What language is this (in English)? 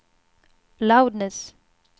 Swedish